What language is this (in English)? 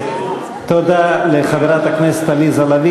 Hebrew